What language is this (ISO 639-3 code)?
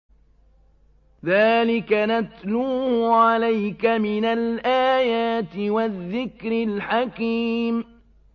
ara